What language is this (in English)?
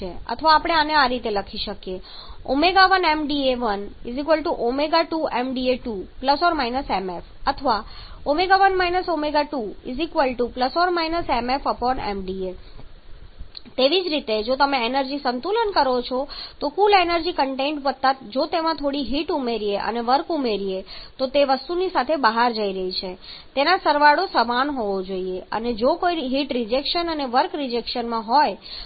Gujarati